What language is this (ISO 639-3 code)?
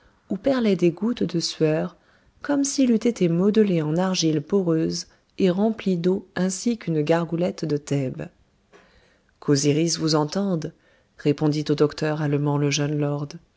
fra